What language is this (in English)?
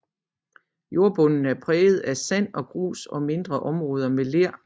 Danish